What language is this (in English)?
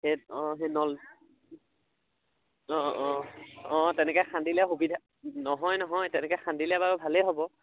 Assamese